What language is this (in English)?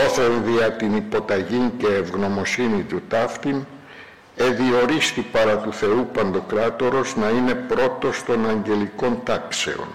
Greek